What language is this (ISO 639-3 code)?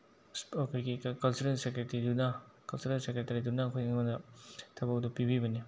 mni